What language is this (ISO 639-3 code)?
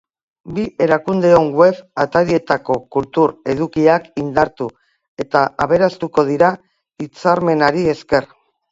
eus